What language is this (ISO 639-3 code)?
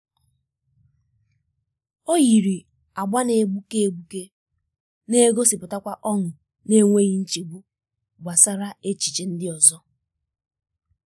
ibo